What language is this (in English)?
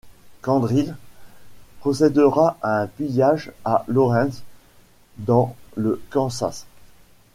French